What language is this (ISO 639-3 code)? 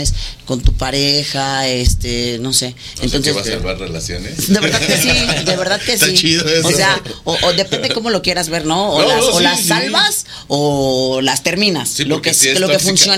spa